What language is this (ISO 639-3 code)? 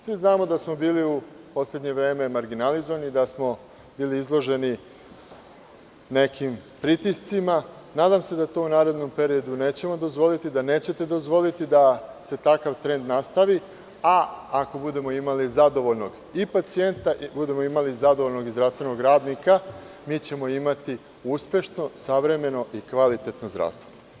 srp